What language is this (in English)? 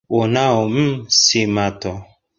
Swahili